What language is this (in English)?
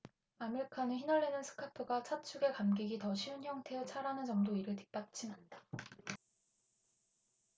Korean